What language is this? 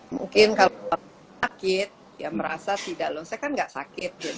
Indonesian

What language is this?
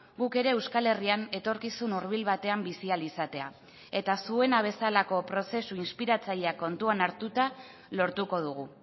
Basque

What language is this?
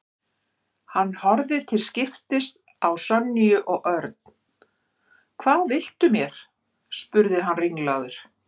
Icelandic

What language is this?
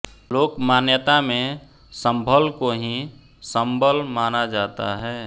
Hindi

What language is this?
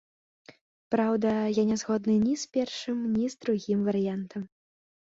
Belarusian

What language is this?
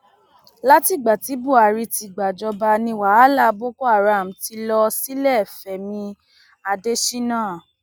Yoruba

